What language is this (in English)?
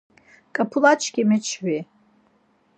Laz